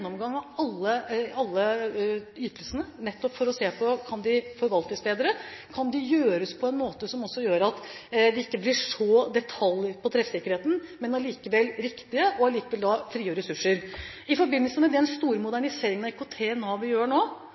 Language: Norwegian Bokmål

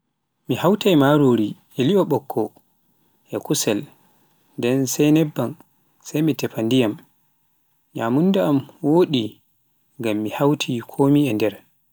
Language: Pular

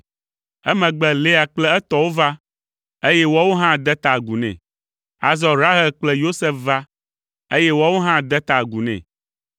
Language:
Ewe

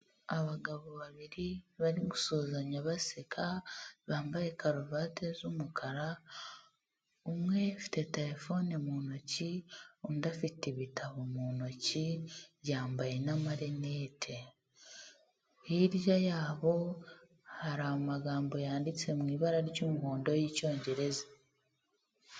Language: Kinyarwanda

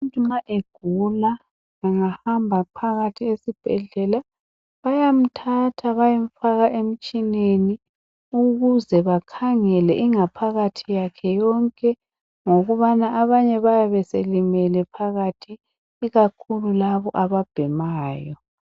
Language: North Ndebele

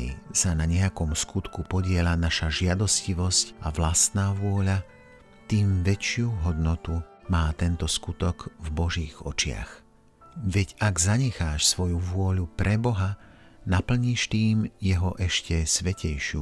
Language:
Slovak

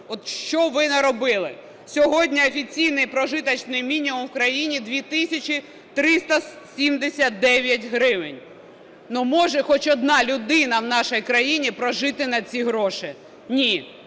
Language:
Ukrainian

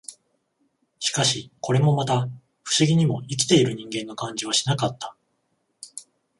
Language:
Japanese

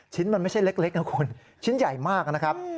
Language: Thai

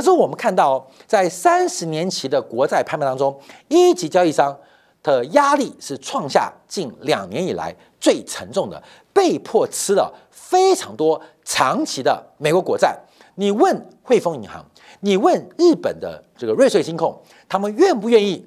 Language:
Chinese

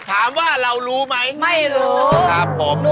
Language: Thai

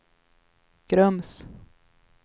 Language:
Swedish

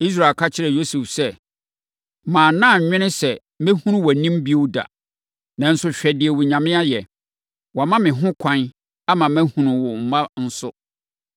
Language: Akan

